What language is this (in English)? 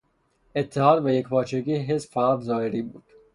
Persian